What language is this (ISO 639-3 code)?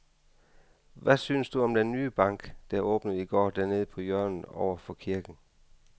dan